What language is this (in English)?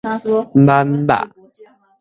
Min Nan Chinese